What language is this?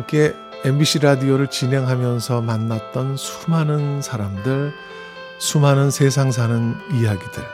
Korean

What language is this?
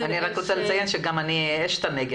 Hebrew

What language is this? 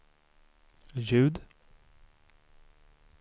Swedish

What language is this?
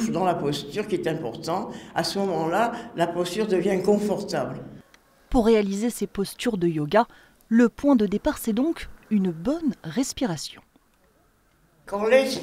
French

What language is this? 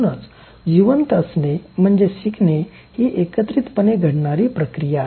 Marathi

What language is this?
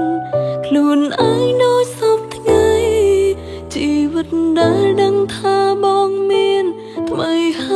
Vietnamese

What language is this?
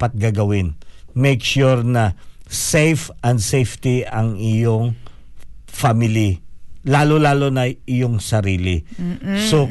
Filipino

